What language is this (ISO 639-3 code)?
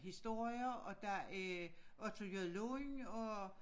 dan